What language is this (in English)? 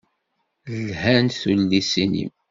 Kabyle